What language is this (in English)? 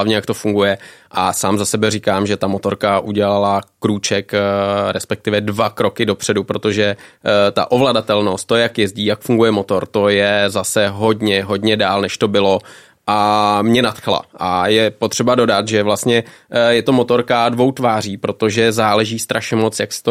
Czech